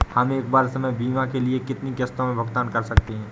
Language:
Hindi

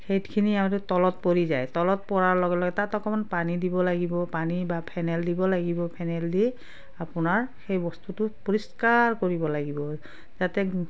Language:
Assamese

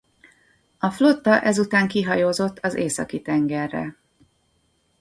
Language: Hungarian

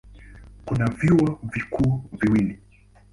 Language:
Swahili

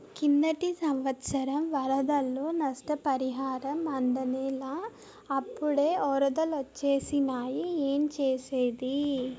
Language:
Telugu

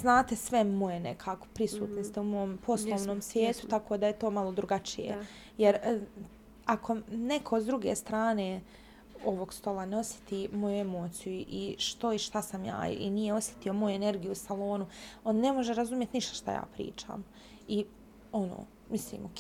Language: Croatian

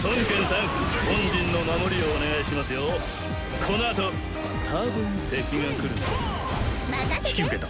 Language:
Japanese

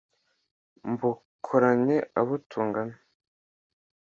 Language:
Kinyarwanda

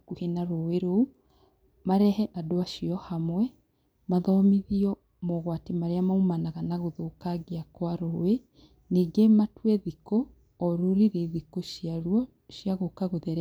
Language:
Kikuyu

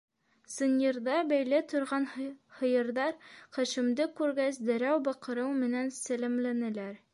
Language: Bashkir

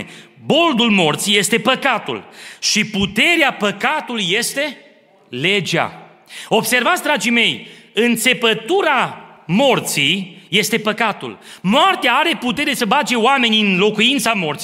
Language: Romanian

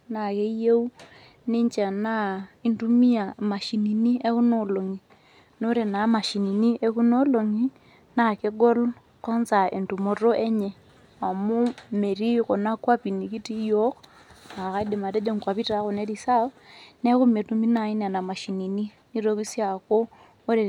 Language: Masai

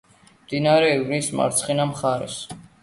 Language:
Georgian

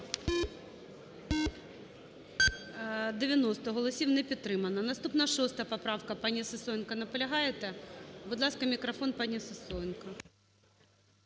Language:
Ukrainian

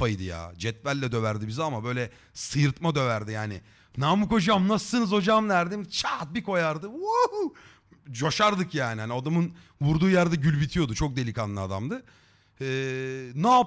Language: Turkish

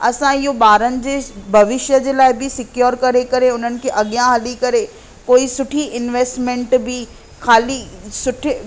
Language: Sindhi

